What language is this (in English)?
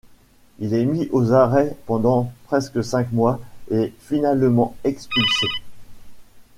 French